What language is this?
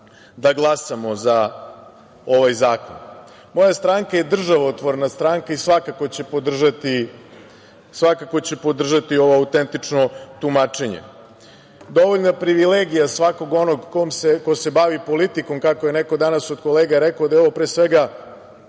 Serbian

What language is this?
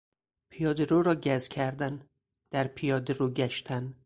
Persian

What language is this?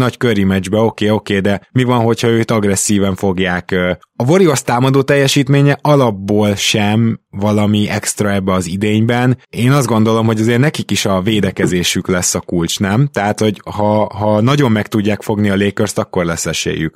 Hungarian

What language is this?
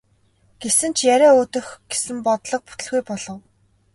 Mongolian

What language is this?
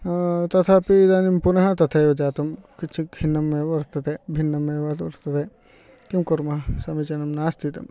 Sanskrit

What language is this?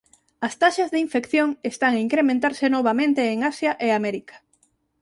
Galician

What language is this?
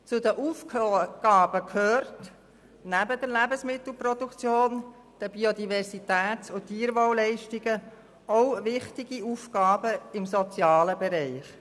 Swiss German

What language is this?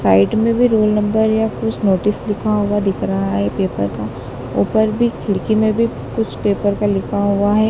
Hindi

